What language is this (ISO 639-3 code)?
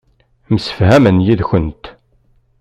kab